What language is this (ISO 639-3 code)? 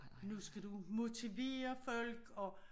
dan